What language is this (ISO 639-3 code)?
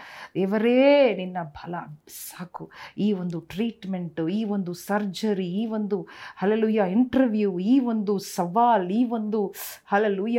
kan